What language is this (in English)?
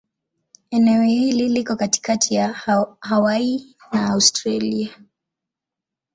Swahili